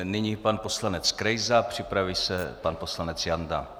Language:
Czech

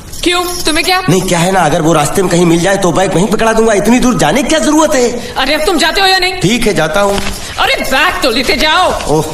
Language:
Hindi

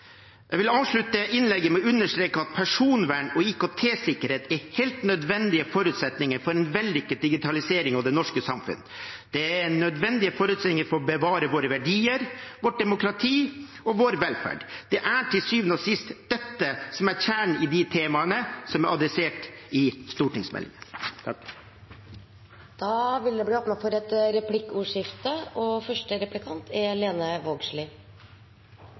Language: Norwegian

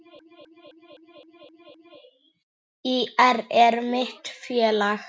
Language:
Icelandic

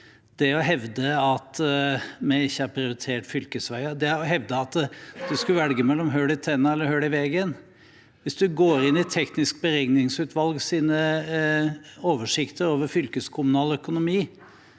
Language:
Norwegian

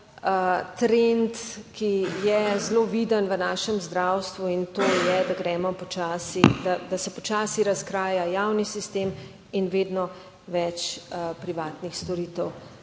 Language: Slovenian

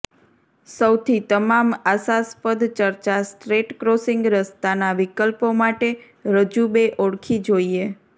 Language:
Gujarati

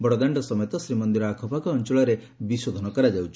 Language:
Odia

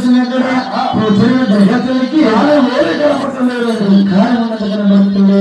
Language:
Romanian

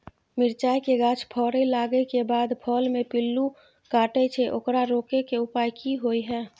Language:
Maithili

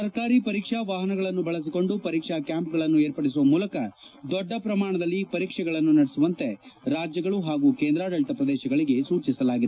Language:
Kannada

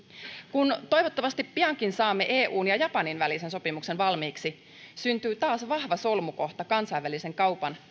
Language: Finnish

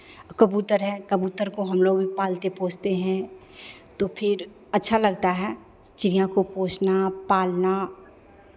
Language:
Hindi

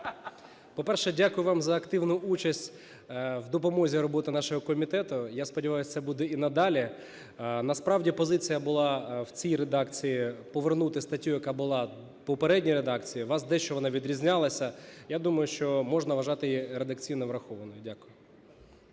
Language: Ukrainian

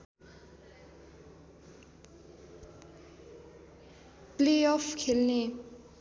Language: Nepali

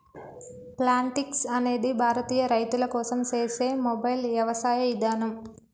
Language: Telugu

